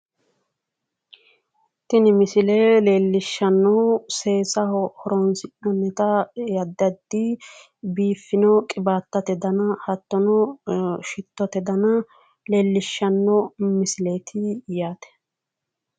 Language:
Sidamo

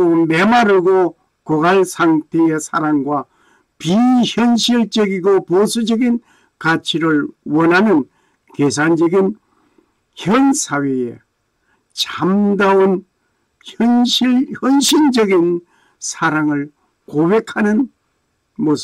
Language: Korean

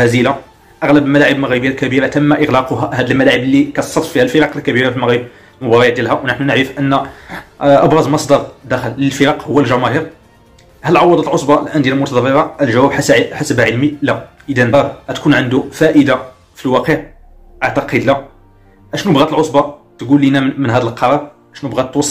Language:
Arabic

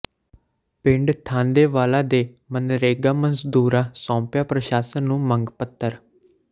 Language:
Punjabi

